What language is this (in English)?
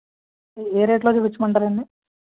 Telugu